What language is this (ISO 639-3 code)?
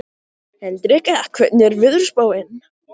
isl